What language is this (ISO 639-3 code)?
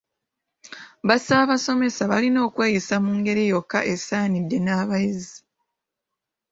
lug